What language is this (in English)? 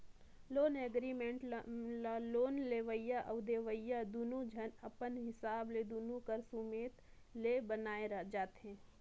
Chhattisgarhi